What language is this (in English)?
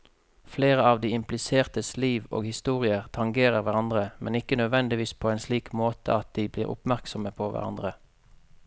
Norwegian